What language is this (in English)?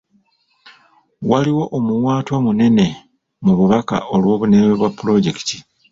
Ganda